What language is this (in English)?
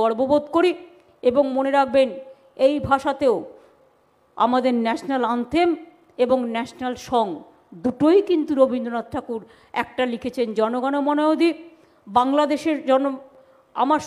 Hindi